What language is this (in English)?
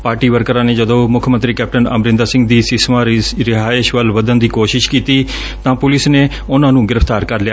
Punjabi